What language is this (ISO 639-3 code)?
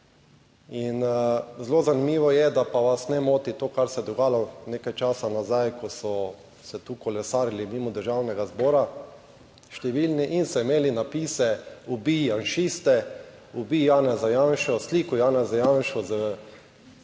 slv